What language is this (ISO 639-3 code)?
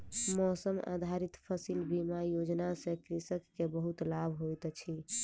mai